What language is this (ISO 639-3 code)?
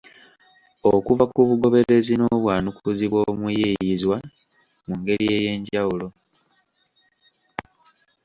lug